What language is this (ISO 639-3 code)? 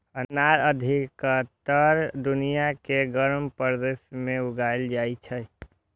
mai